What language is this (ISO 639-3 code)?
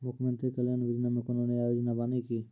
mai